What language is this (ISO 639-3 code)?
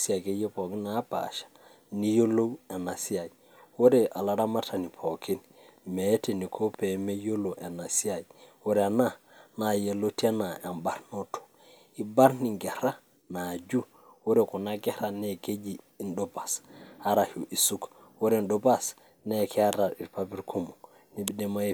mas